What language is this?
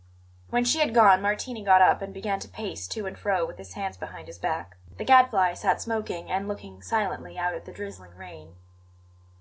English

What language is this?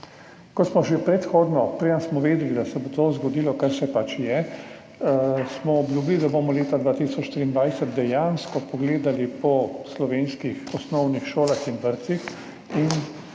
Slovenian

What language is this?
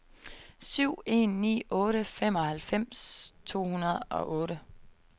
Danish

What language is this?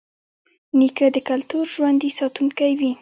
Pashto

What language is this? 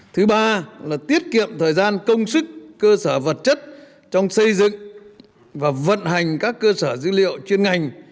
Vietnamese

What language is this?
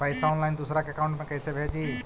Magahi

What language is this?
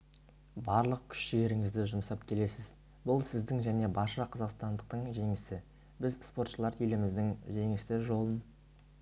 Kazakh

